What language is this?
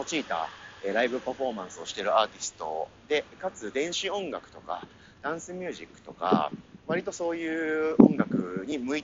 Japanese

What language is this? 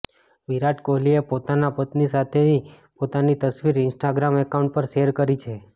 Gujarati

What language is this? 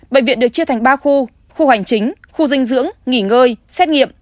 Vietnamese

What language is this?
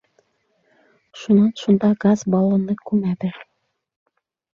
Bashkir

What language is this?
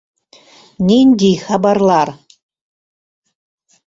Mari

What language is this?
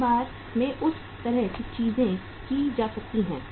Hindi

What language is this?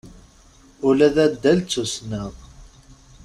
Kabyle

